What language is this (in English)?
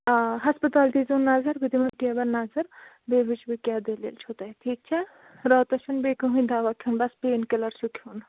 Kashmiri